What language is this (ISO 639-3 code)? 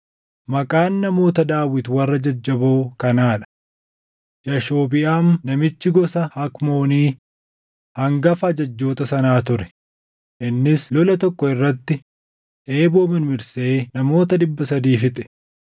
orm